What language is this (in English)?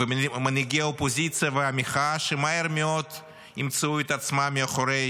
Hebrew